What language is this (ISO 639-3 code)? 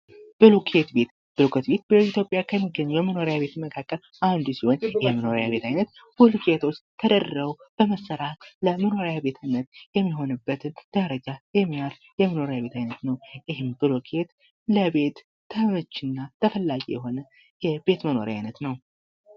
amh